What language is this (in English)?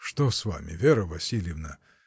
Russian